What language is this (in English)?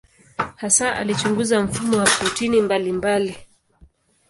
Swahili